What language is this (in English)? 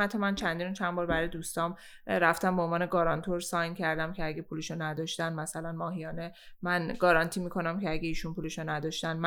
Persian